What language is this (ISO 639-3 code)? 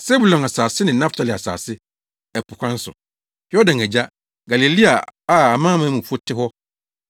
aka